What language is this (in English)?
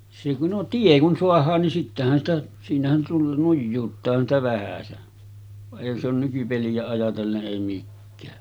Finnish